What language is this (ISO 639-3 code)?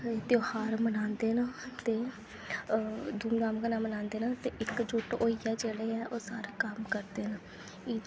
doi